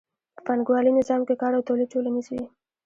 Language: Pashto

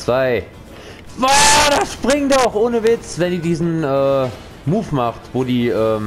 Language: German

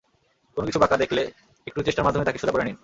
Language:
Bangla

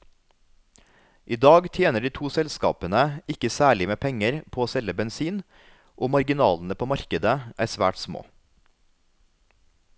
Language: Norwegian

